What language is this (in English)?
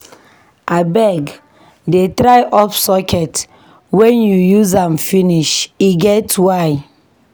Nigerian Pidgin